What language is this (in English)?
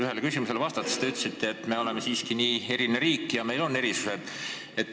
Estonian